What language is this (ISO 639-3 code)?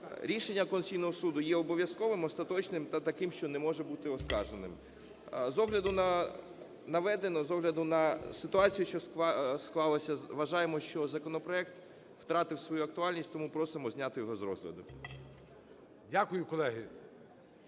ukr